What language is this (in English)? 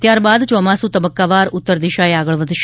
Gujarati